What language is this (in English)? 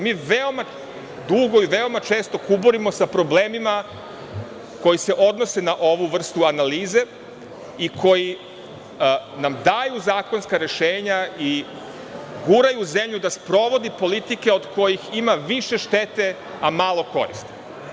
Serbian